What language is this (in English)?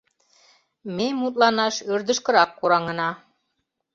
Mari